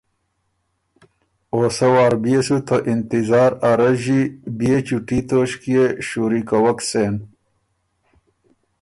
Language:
Ormuri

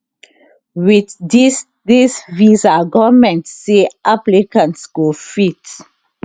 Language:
Nigerian Pidgin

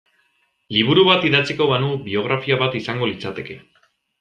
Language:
Basque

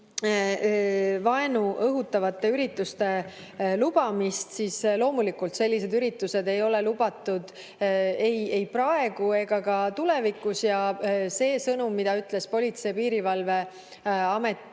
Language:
Estonian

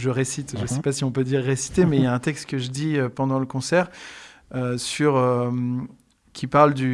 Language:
French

